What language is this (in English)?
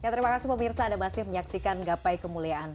Indonesian